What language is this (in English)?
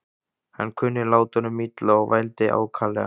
Icelandic